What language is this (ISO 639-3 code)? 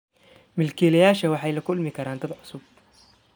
som